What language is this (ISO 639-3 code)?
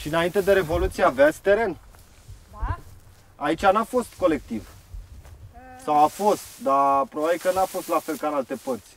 ron